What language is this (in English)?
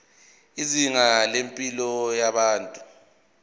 Zulu